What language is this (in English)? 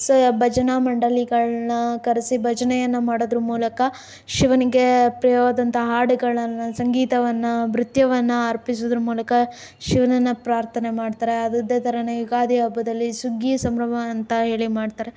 Kannada